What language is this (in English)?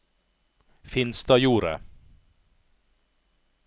Norwegian